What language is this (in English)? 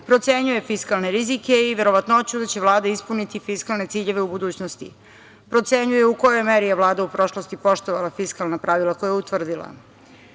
Serbian